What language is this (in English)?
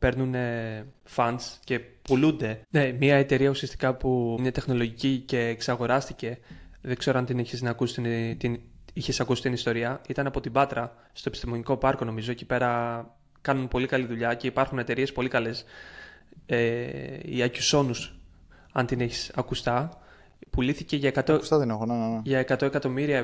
Greek